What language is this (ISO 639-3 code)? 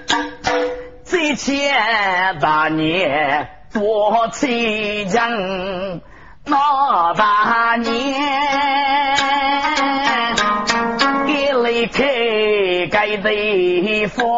zho